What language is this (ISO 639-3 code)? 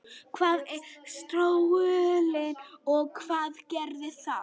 isl